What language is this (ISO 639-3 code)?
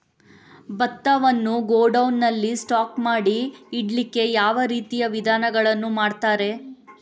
kan